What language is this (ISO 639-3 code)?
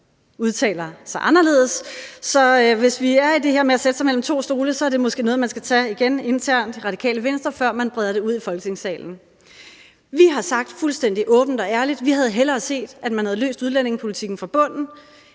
dan